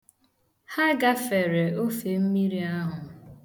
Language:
Igbo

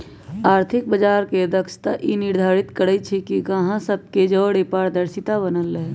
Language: Magahi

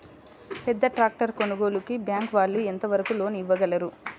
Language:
Telugu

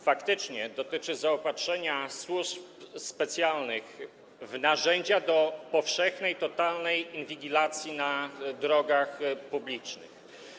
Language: Polish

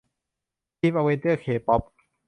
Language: Thai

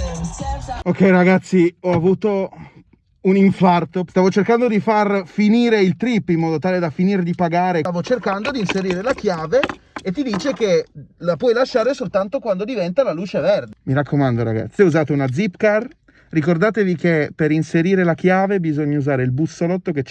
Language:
Italian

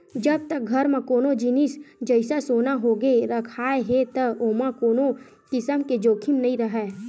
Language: Chhattisgarhi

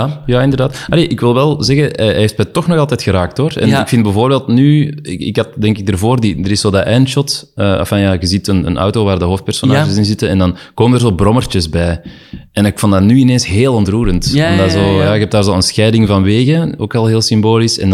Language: Dutch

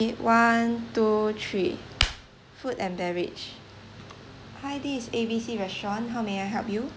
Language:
English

